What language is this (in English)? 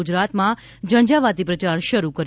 Gujarati